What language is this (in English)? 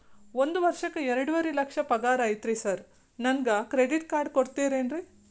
Kannada